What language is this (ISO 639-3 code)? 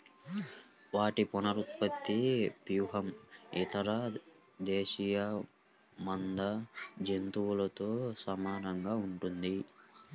tel